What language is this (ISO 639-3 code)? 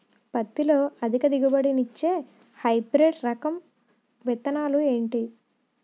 tel